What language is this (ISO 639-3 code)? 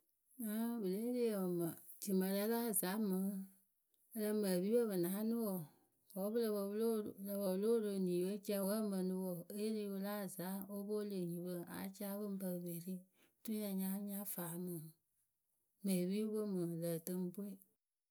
keu